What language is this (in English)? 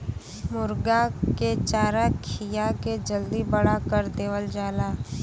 Bhojpuri